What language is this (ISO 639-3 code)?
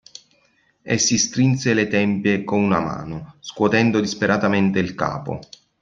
ita